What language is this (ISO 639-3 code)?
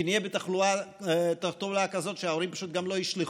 heb